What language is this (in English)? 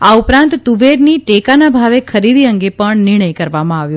Gujarati